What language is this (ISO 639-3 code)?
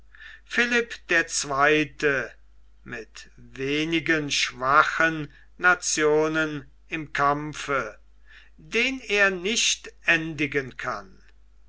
deu